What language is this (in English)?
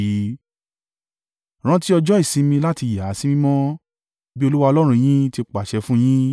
Yoruba